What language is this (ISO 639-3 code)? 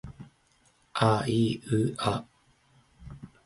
jpn